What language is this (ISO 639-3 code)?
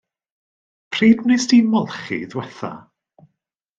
cym